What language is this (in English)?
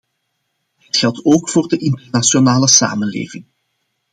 Dutch